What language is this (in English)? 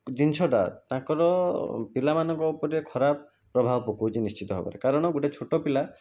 Odia